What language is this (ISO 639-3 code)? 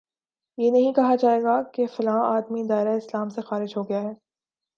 urd